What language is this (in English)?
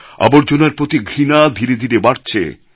Bangla